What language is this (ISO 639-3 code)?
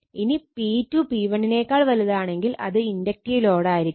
mal